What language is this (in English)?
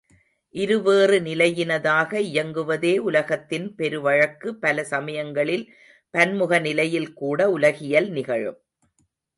Tamil